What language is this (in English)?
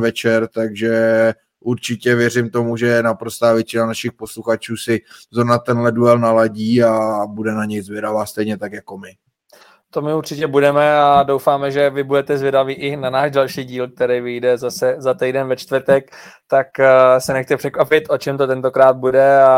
Czech